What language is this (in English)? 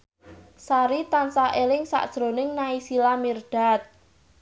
Javanese